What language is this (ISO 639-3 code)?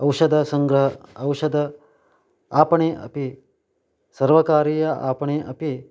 san